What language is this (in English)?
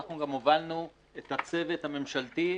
Hebrew